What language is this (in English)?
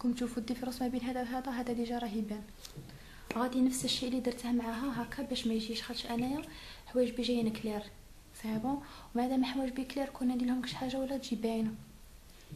Arabic